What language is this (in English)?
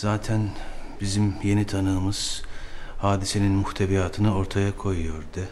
Turkish